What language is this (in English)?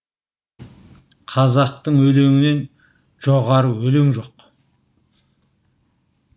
Kazakh